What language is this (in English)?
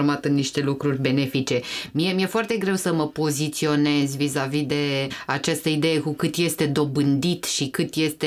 Romanian